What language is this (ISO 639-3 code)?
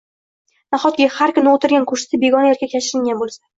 uzb